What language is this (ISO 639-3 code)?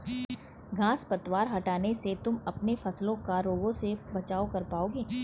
hin